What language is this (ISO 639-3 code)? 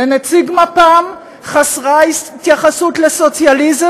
heb